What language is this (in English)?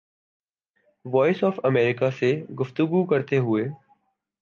Urdu